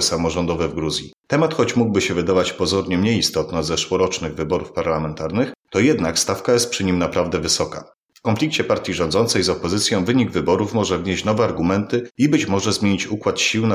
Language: Polish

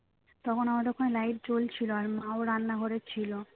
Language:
Bangla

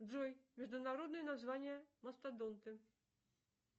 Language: Russian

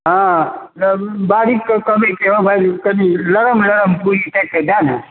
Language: Maithili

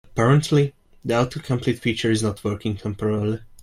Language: English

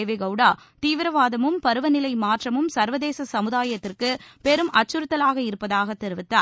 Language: Tamil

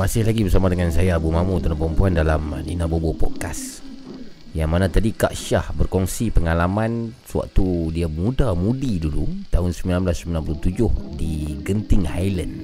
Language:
Malay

